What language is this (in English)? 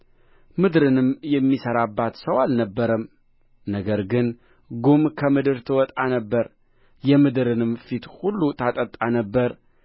Amharic